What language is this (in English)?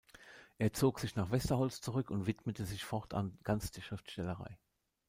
German